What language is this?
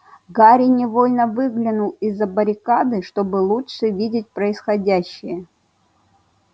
Russian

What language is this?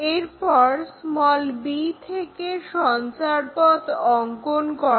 Bangla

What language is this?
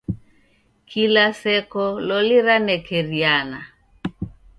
Taita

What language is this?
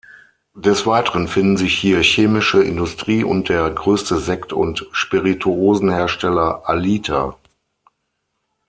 German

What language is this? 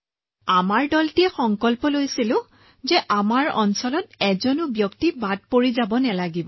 Assamese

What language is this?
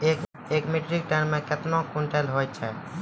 Maithili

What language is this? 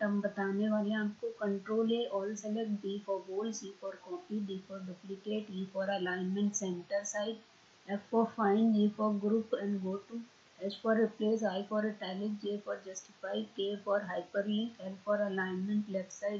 Hindi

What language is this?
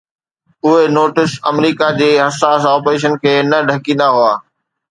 Sindhi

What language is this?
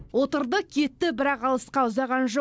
Kazakh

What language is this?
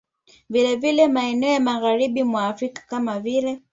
Swahili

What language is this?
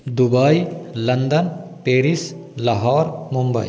Hindi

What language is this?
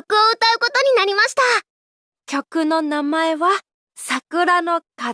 Japanese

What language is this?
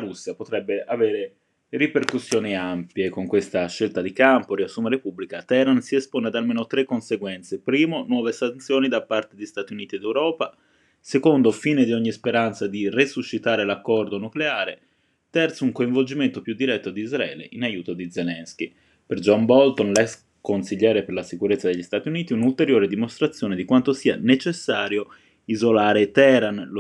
Italian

